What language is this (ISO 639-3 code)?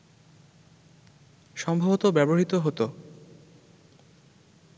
ben